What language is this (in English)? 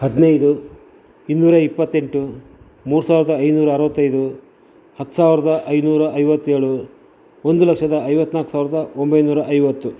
Kannada